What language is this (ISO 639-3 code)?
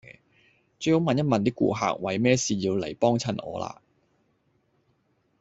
yue